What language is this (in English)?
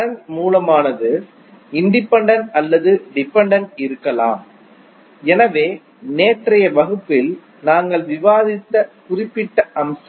Tamil